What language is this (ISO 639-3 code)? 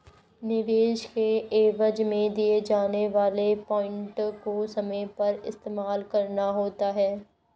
hin